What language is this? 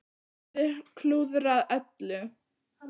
Icelandic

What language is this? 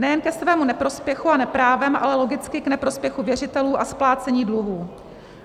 Czech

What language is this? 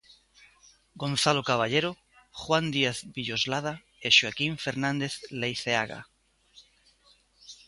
Galician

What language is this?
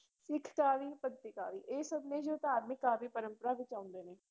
Punjabi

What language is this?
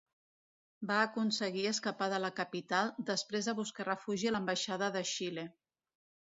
Catalan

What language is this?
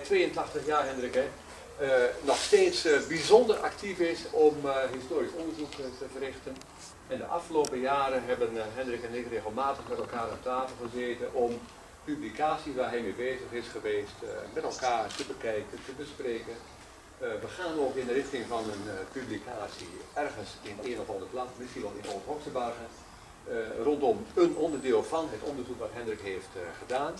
Dutch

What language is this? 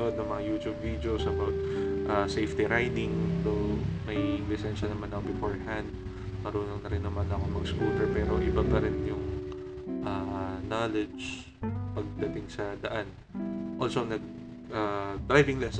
Filipino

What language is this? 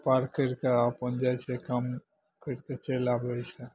Maithili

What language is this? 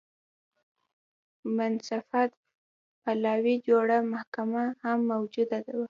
Pashto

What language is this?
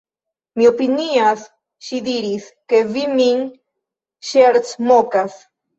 Esperanto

